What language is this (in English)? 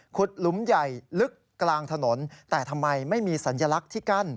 Thai